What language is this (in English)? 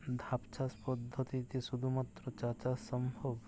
Bangla